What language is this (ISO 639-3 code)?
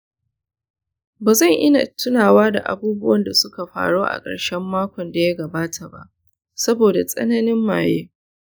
hau